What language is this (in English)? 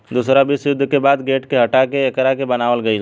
Bhojpuri